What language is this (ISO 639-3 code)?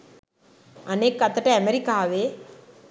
sin